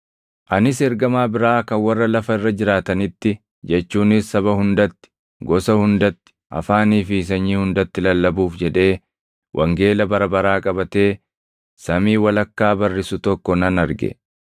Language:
Oromo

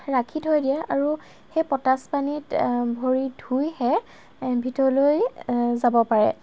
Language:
Assamese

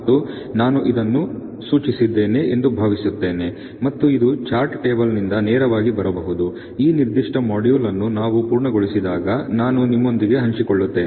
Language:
Kannada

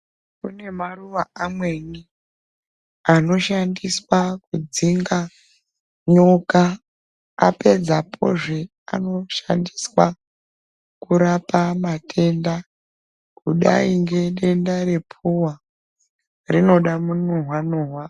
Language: Ndau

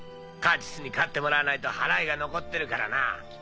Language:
Japanese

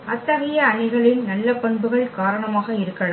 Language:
Tamil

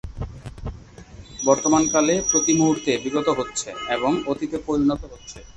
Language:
Bangla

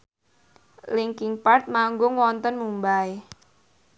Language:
Javanese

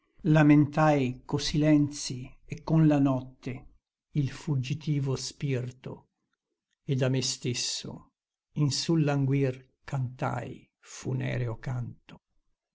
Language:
Italian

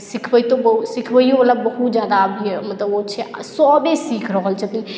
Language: Maithili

